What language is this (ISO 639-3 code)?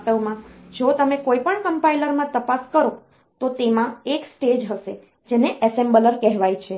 guj